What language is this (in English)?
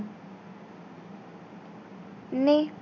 Bangla